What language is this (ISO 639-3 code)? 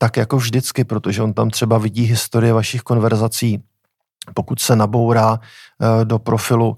ces